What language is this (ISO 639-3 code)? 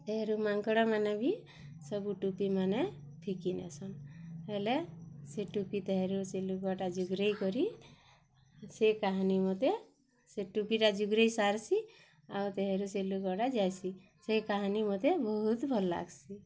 ori